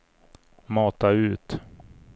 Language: Swedish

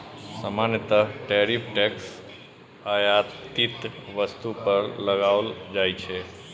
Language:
Maithili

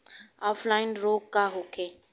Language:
Bhojpuri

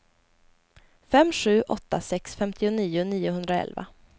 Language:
Swedish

